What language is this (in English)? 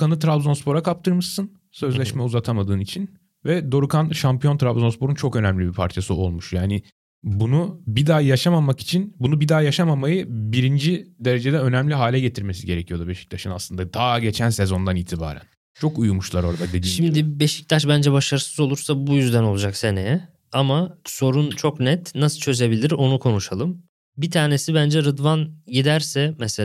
Turkish